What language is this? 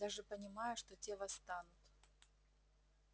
Russian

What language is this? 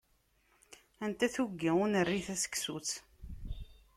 Kabyle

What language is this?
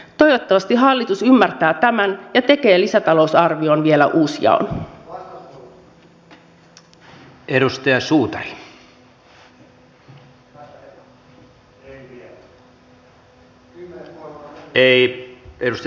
Finnish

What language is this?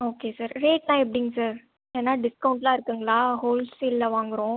Tamil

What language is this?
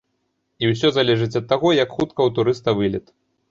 Belarusian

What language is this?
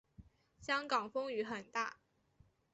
Chinese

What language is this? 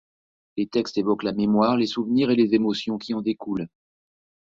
French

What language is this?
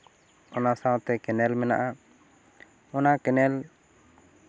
Santali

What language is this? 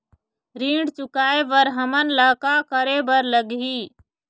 Chhattisgarhi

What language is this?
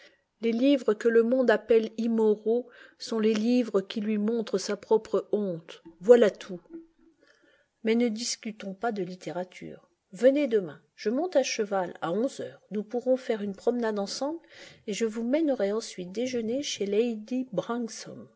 French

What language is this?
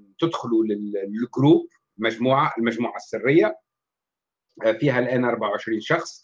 Arabic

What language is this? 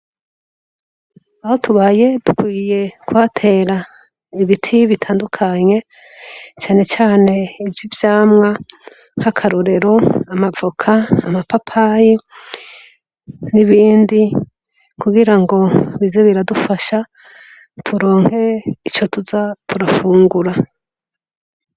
Rundi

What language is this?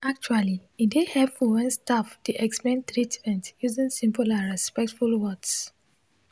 Nigerian Pidgin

